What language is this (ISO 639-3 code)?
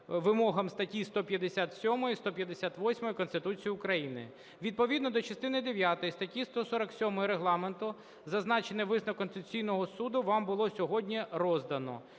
ukr